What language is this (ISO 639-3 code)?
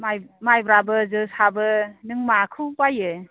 brx